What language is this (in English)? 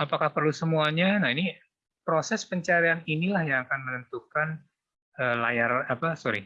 Indonesian